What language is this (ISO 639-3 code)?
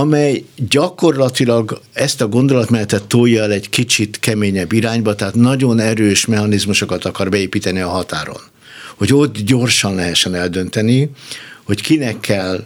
hun